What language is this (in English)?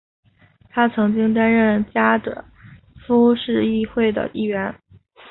Chinese